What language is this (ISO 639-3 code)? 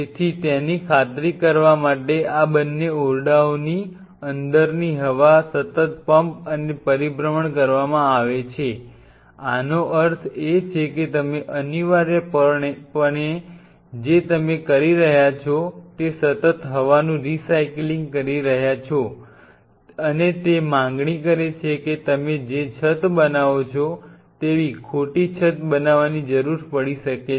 guj